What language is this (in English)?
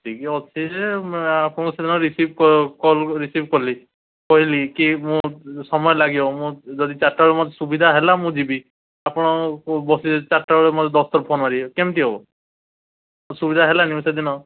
Odia